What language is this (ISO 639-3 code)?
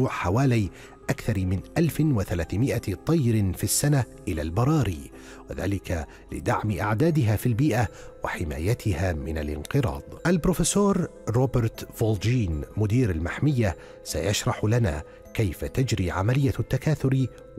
ara